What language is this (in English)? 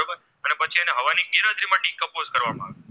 Gujarati